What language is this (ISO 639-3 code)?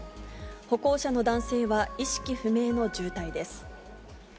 jpn